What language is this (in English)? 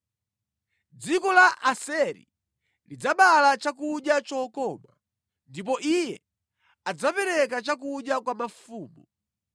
Nyanja